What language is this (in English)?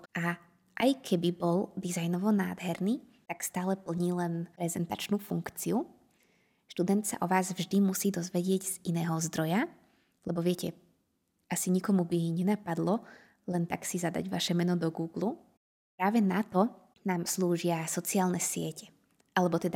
Slovak